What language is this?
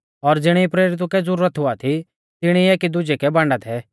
Mahasu Pahari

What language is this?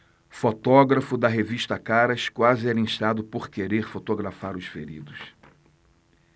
Portuguese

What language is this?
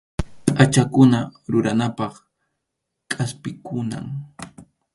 Arequipa-La Unión Quechua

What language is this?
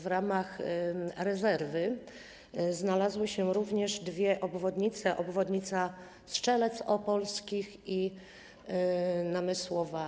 Polish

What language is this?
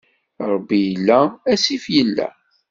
Kabyle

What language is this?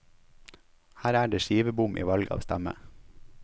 Norwegian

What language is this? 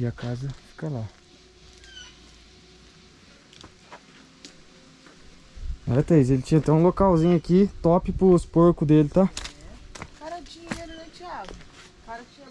Portuguese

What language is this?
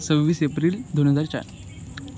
Marathi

